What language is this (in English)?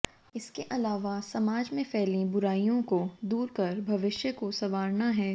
Hindi